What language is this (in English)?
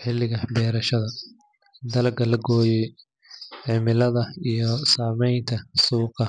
Somali